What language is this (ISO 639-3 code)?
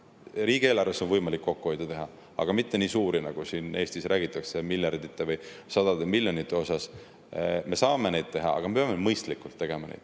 est